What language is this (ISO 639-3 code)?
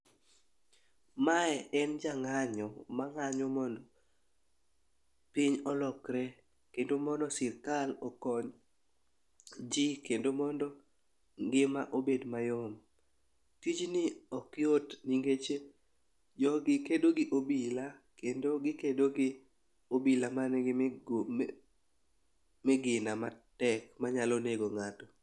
luo